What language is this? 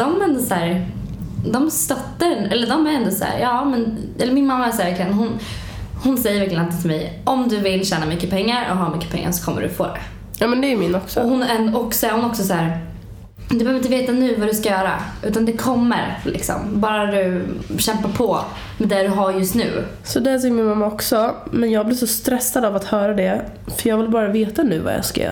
Swedish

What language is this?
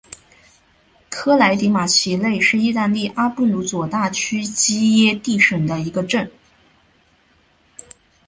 Chinese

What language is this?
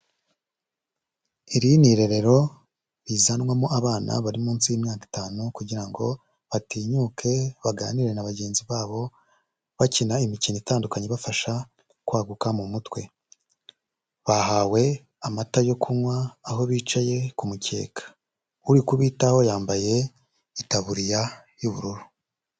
Kinyarwanda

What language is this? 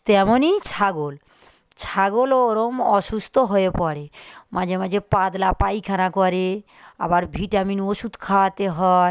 Bangla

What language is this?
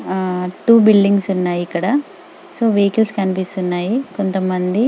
Telugu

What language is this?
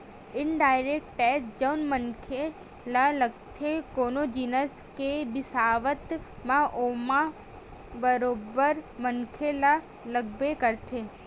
Chhattisgarhi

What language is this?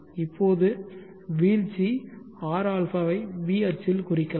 Tamil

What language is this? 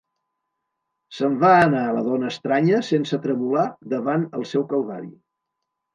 Catalan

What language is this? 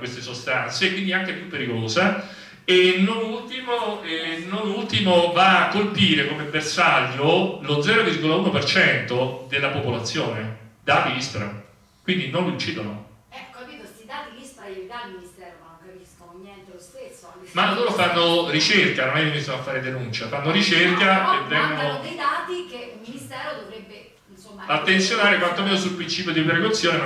Italian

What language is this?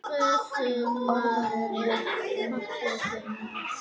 Icelandic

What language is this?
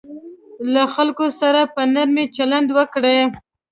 Pashto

